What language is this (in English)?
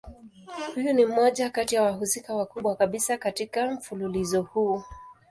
Swahili